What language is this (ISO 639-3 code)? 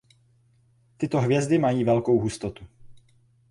ces